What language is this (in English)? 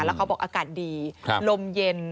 Thai